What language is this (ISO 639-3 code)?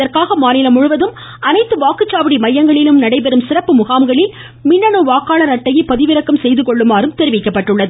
tam